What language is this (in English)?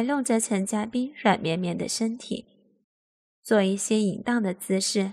Chinese